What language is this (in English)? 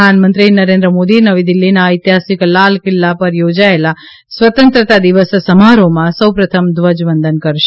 Gujarati